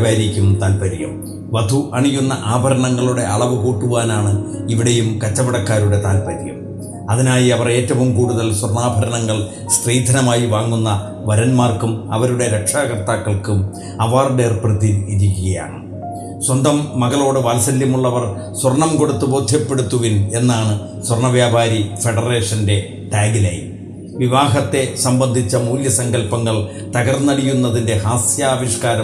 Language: Malayalam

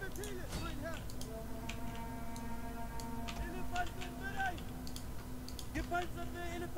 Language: German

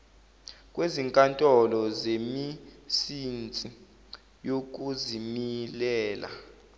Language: Zulu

